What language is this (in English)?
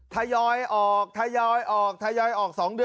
Thai